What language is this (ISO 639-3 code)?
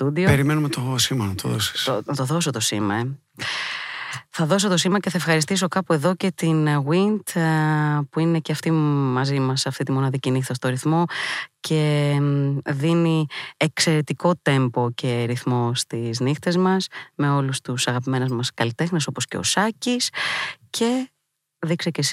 ell